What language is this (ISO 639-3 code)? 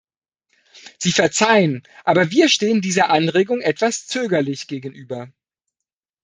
deu